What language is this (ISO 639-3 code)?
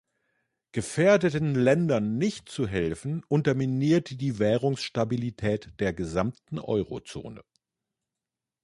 deu